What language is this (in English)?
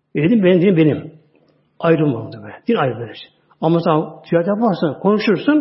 Turkish